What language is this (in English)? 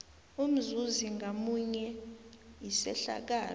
South Ndebele